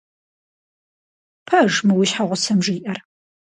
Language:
Kabardian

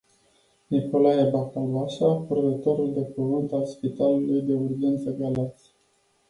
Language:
Romanian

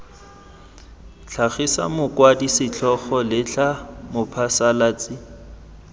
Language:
Tswana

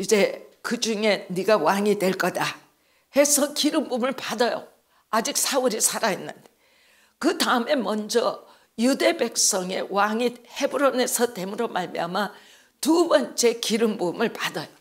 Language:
Korean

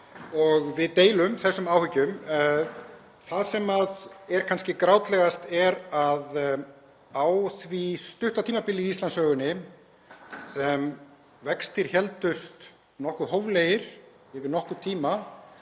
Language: Icelandic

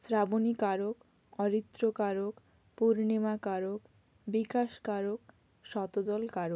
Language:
Bangla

